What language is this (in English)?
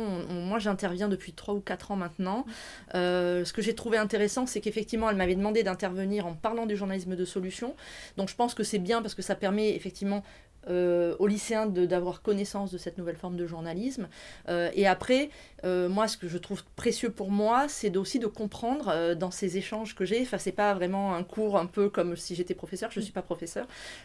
French